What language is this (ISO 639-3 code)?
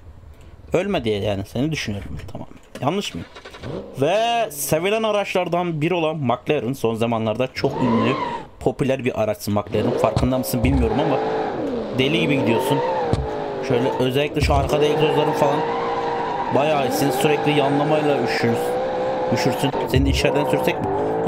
tur